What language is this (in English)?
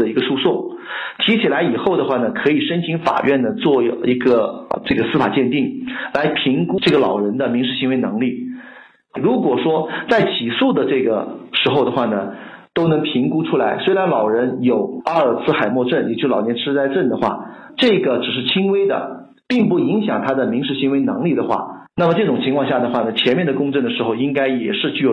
Chinese